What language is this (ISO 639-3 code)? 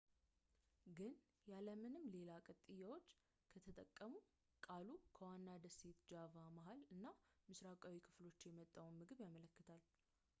amh